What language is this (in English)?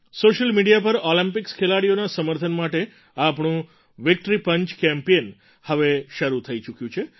Gujarati